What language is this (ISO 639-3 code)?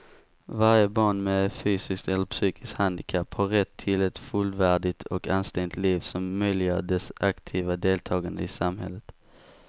swe